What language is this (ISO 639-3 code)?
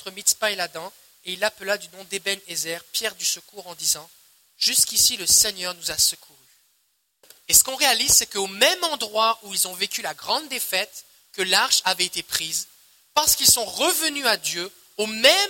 fra